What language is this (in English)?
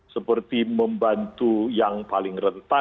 Indonesian